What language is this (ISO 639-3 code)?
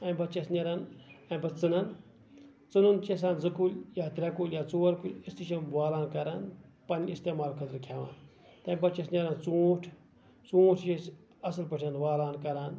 kas